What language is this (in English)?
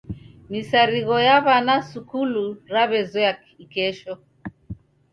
Taita